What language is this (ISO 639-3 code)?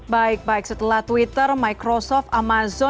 ind